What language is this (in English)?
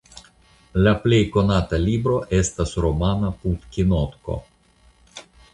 Esperanto